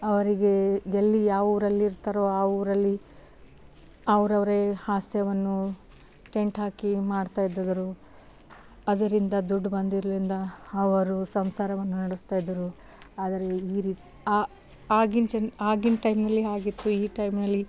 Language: Kannada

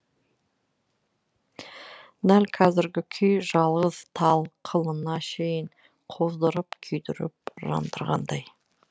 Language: Kazakh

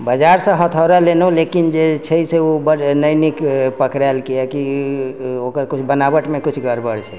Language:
Maithili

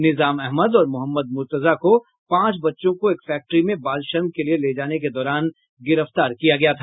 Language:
Hindi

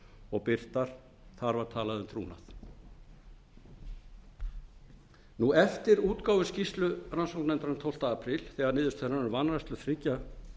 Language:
Icelandic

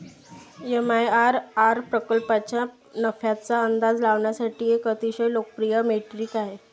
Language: Marathi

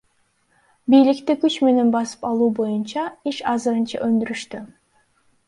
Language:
Kyrgyz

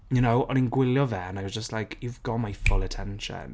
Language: Welsh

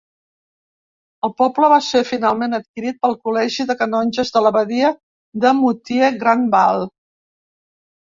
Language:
Catalan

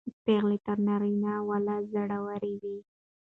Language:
Pashto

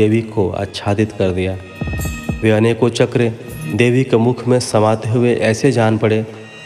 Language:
Hindi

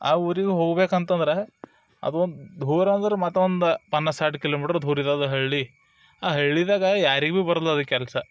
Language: Kannada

